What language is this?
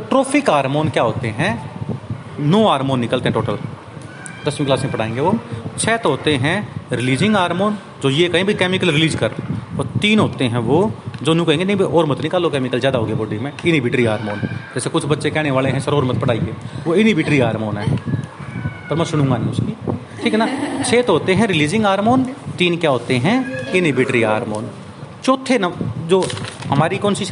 Hindi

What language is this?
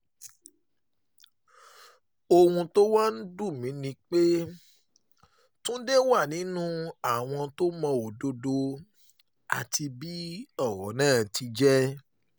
Yoruba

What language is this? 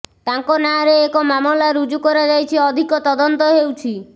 Odia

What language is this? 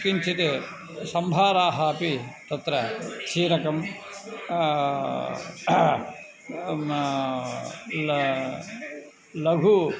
Sanskrit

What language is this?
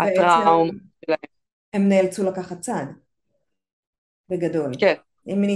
Hebrew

